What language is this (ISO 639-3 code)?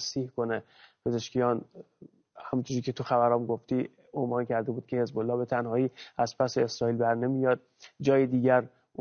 fas